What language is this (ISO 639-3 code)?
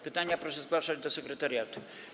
pol